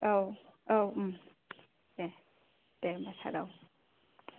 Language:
Bodo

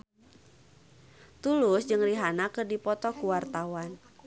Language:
Sundanese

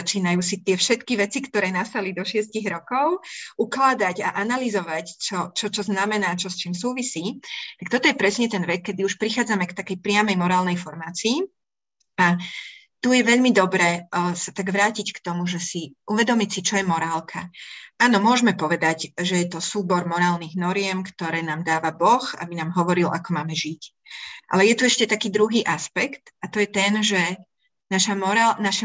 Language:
Slovak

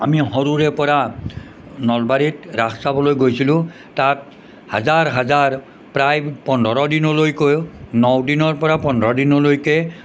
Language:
Assamese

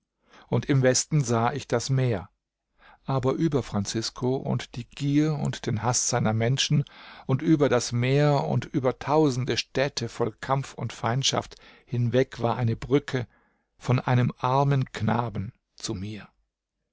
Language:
German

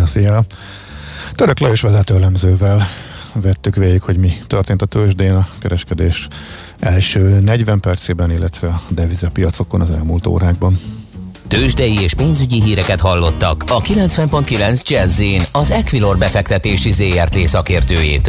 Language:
Hungarian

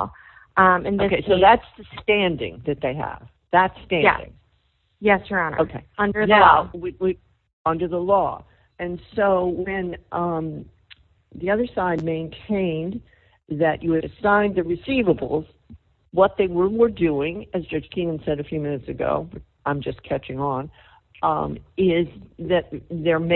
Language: English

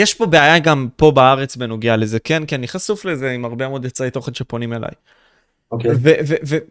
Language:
Hebrew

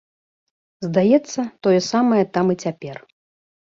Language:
Belarusian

